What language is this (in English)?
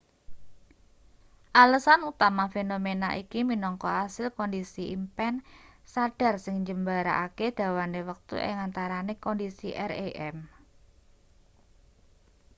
Javanese